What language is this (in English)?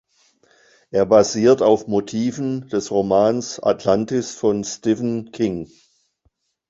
German